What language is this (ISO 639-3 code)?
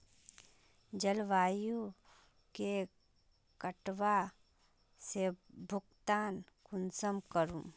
mag